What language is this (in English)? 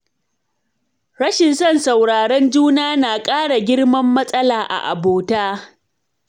Hausa